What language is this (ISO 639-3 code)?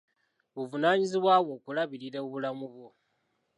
lug